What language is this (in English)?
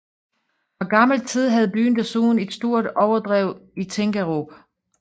Danish